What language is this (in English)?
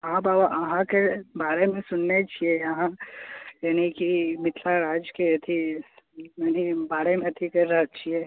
Maithili